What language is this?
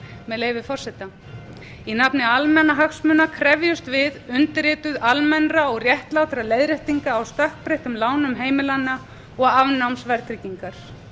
Icelandic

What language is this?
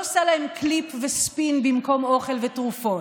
Hebrew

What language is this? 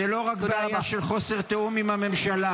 Hebrew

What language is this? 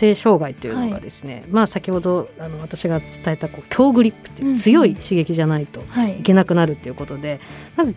Japanese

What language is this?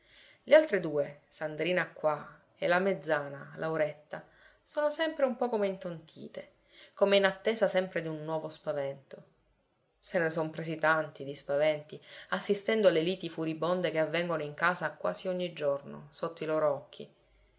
Italian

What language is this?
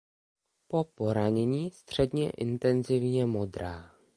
Czech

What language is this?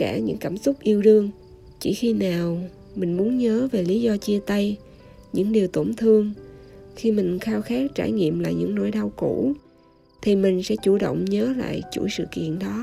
Vietnamese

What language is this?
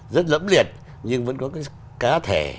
Vietnamese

